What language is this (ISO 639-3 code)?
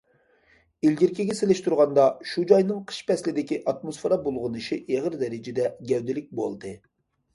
uig